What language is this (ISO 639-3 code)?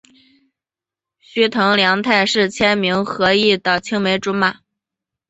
zho